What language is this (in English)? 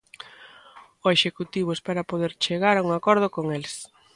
Galician